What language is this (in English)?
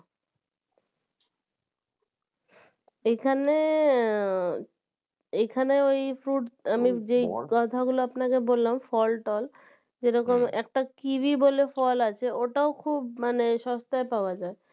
Bangla